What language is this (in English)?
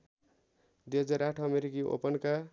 Nepali